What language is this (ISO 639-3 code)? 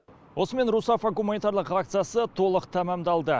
kaz